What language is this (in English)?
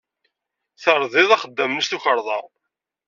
Kabyle